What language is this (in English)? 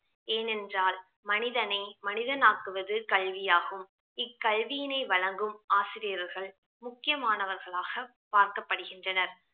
Tamil